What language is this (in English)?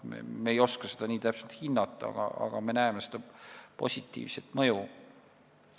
Estonian